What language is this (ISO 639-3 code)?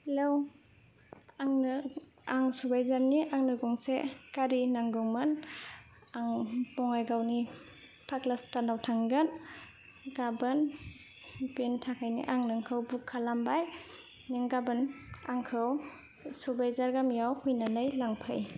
brx